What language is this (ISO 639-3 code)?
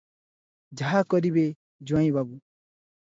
ori